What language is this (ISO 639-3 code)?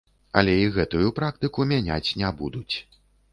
bel